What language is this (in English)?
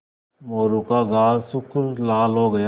Hindi